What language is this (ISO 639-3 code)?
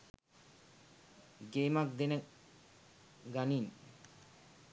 sin